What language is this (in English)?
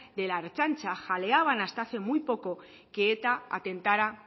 Spanish